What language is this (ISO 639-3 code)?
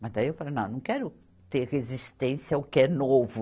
por